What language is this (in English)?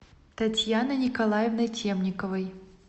Russian